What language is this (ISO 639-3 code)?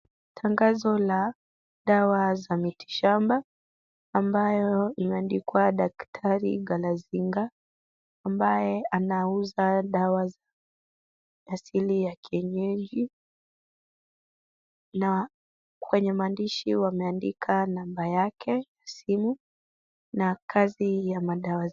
swa